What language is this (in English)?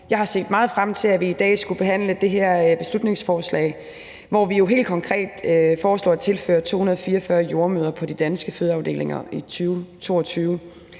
Danish